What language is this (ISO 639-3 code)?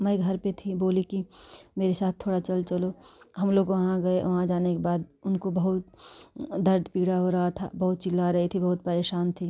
hin